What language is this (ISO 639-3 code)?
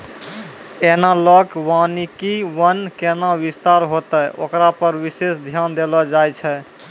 mai